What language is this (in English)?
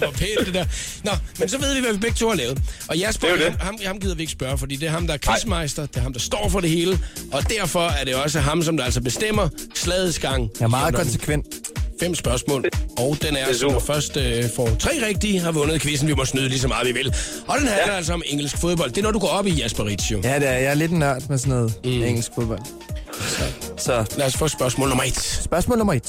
Danish